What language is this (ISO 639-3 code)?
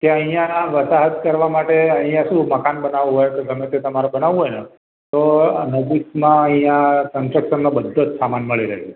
guj